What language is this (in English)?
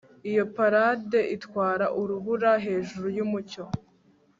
Kinyarwanda